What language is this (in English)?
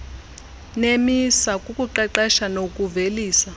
Xhosa